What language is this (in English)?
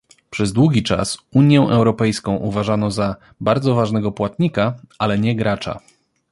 Polish